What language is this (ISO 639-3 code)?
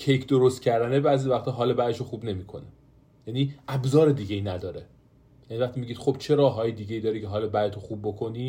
fas